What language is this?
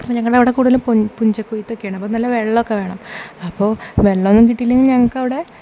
Malayalam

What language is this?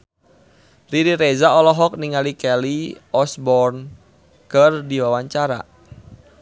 Sundanese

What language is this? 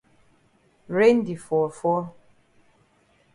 Cameroon Pidgin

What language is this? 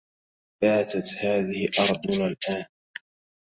Arabic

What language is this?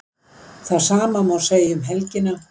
Icelandic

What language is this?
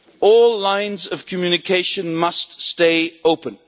English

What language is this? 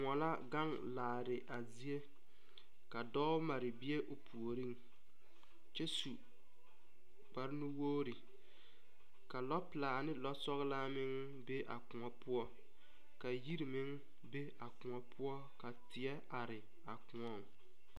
Southern Dagaare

